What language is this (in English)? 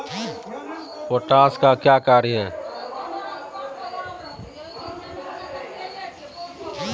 Maithili